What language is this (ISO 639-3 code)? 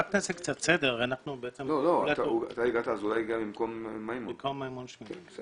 heb